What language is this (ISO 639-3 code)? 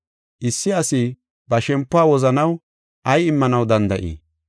gof